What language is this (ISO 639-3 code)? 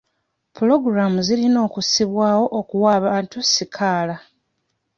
lug